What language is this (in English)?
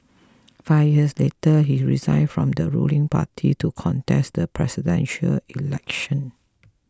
English